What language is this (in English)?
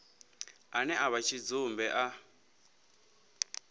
Venda